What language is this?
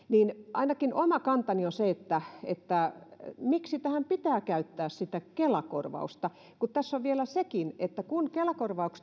Finnish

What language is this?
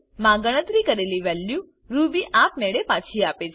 Gujarati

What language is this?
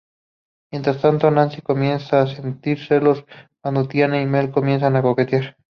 Spanish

